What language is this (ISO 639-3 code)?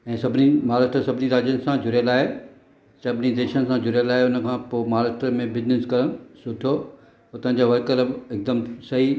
snd